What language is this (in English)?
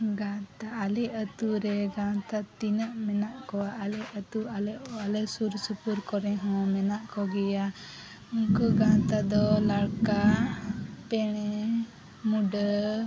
Santali